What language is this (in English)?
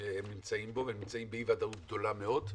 Hebrew